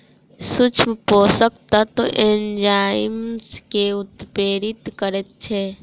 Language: Maithili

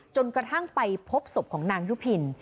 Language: Thai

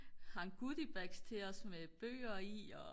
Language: Danish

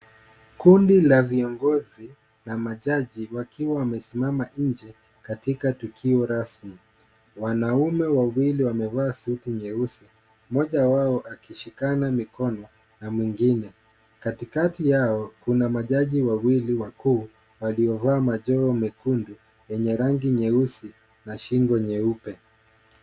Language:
Swahili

